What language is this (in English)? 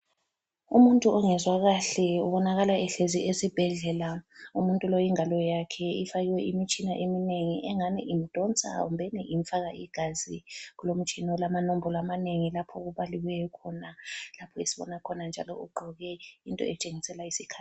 North Ndebele